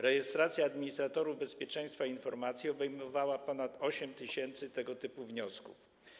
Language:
Polish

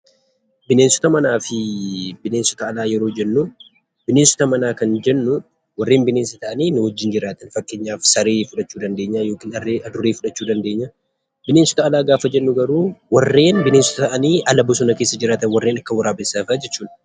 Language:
Oromo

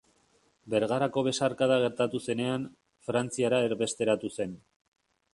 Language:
Basque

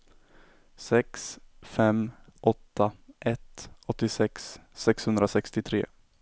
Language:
Swedish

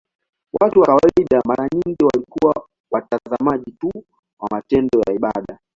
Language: Swahili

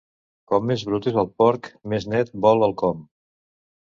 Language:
Catalan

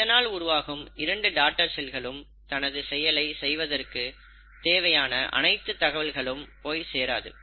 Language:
Tamil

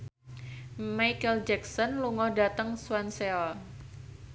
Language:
Javanese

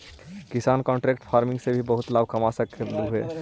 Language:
Magahi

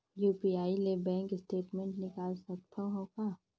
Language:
Chhattisgarhi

